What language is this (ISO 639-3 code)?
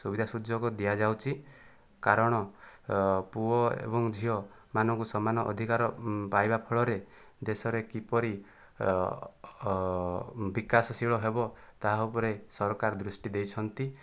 ori